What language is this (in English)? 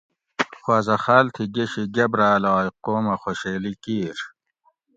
Gawri